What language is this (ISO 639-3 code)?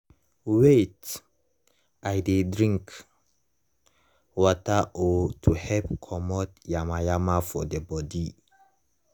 pcm